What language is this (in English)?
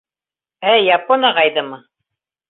Bashkir